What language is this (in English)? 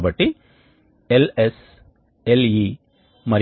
Telugu